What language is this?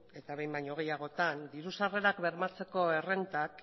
Basque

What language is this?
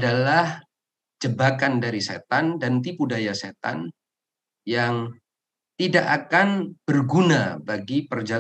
Indonesian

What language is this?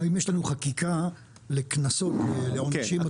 Hebrew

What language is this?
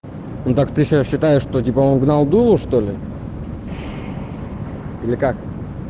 Russian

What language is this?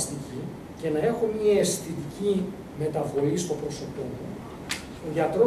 Greek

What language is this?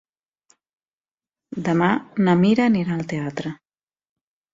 Catalan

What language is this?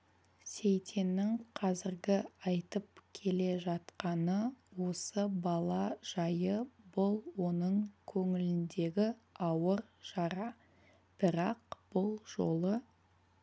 Kazakh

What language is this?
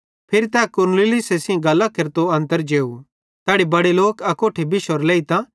Bhadrawahi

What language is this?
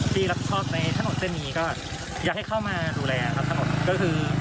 Thai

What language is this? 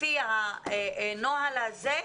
Hebrew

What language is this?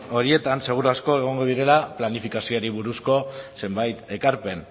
Basque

